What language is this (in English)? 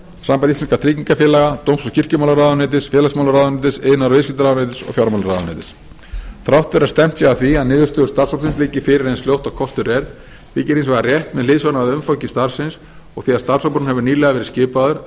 Icelandic